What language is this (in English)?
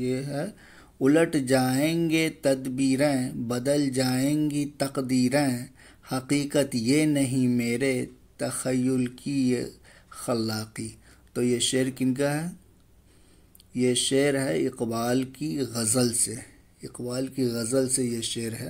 Hindi